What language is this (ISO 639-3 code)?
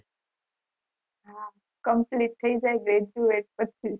guj